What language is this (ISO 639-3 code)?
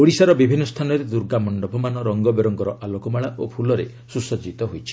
ori